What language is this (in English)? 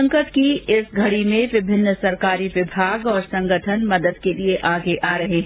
Hindi